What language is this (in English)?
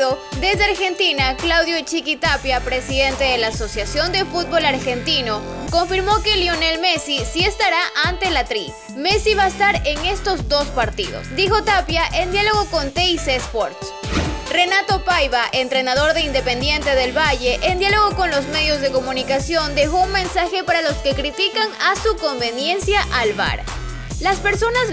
Spanish